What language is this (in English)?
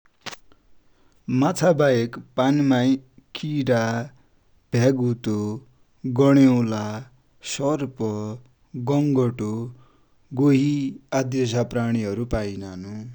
Dotyali